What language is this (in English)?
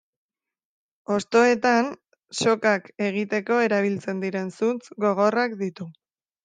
Basque